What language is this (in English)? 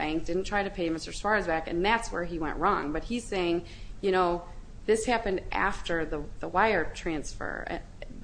English